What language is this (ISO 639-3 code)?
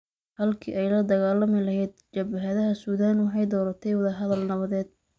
som